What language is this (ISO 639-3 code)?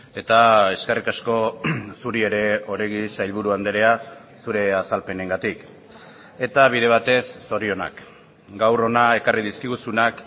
eus